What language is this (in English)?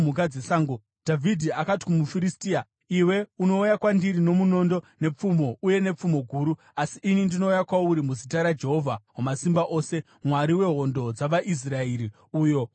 Shona